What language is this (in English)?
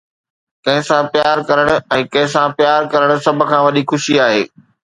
Sindhi